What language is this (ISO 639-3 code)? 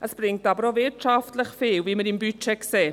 gsw